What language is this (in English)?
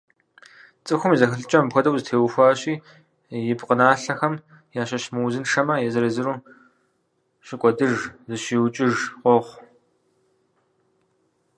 Kabardian